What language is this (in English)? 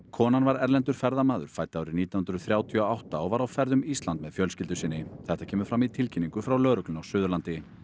Icelandic